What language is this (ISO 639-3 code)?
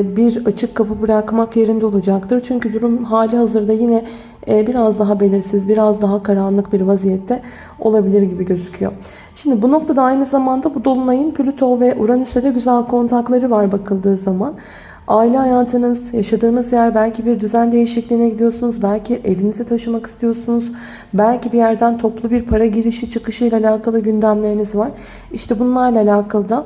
tur